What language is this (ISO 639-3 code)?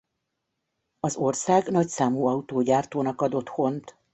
hun